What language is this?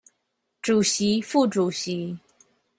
Chinese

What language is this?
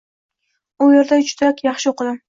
Uzbek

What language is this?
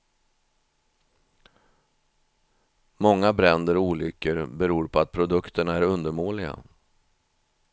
Swedish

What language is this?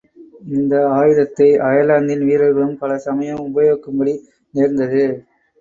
Tamil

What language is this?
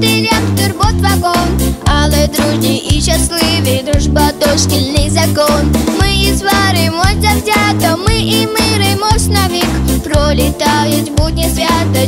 Korean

